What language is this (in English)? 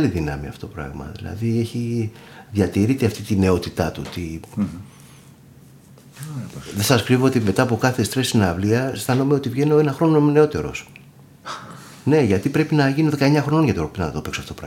Greek